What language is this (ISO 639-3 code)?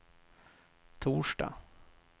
swe